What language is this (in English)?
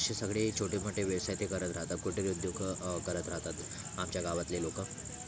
Marathi